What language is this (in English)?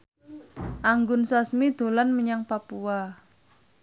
Javanese